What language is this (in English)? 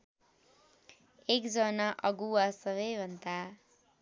Nepali